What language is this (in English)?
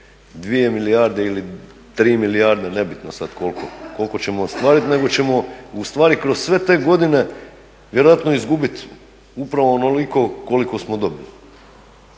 Croatian